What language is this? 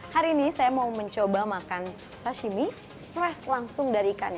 Indonesian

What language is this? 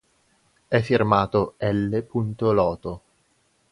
Italian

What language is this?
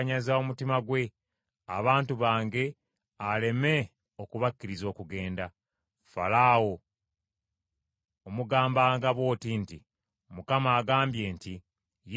Ganda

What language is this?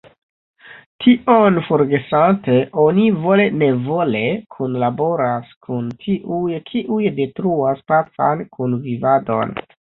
Esperanto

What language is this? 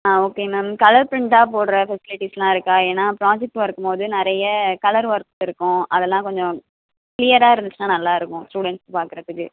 Tamil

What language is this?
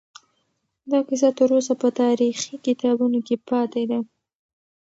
Pashto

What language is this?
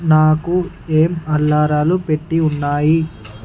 Telugu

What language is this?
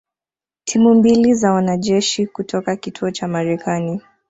Swahili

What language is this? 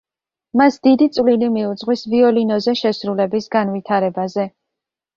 Georgian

